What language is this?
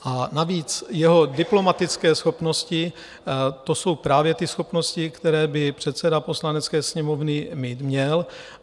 Czech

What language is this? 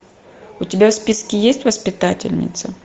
Russian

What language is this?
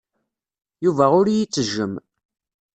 Kabyle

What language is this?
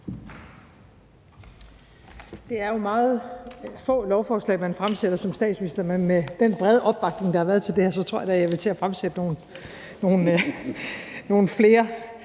Danish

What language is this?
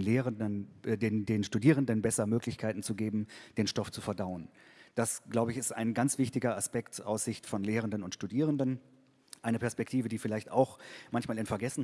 German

